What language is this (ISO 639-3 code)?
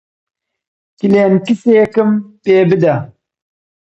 ckb